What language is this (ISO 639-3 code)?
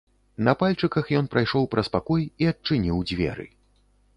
bel